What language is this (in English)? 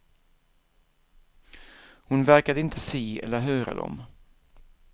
Swedish